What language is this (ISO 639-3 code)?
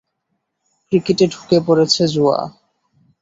ben